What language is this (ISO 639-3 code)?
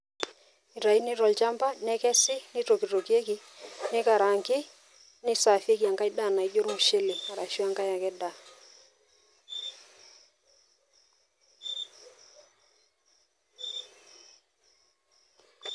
mas